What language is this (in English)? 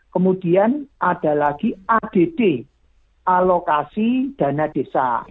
Indonesian